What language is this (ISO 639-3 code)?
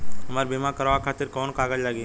bho